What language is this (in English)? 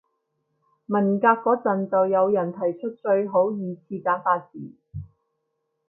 Cantonese